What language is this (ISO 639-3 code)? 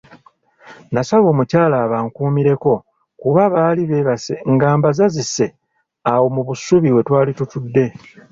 lug